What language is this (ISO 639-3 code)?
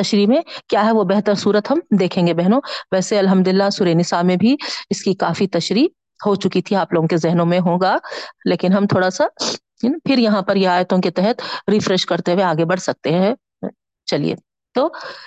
urd